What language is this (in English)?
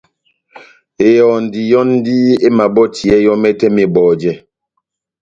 Batanga